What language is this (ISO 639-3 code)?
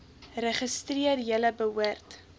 afr